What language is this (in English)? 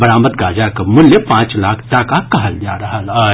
Maithili